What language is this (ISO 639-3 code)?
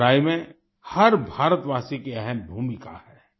hin